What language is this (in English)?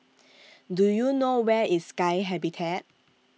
English